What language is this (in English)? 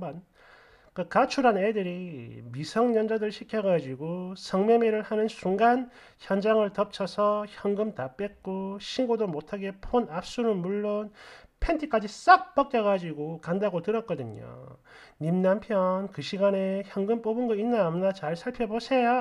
Korean